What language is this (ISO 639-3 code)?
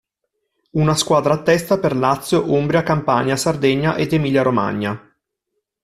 ita